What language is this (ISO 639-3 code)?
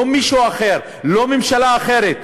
heb